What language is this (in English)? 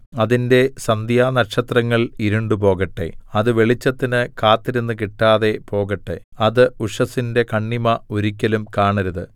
Malayalam